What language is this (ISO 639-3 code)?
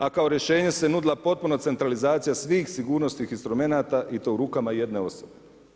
hrv